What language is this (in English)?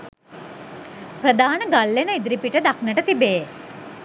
Sinhala